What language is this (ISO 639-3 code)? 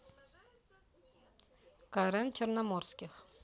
rus